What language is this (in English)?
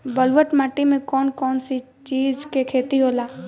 Bhojpuri